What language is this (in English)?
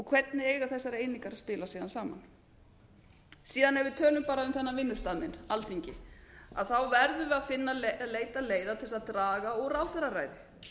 Icelandic